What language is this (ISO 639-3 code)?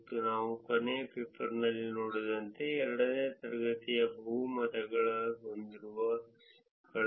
kan